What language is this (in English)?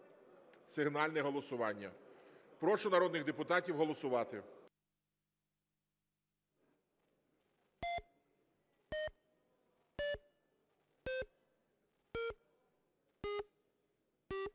Ukrainian